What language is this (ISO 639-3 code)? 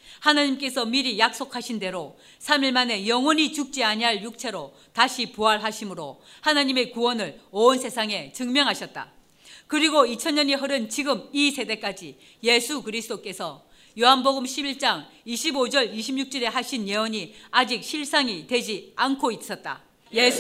kor